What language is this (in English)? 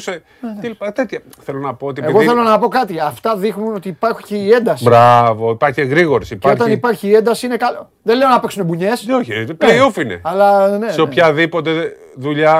Greek